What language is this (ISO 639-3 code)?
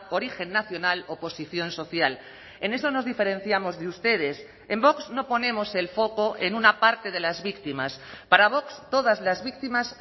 spa